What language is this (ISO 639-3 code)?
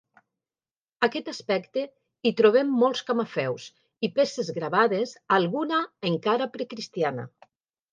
cat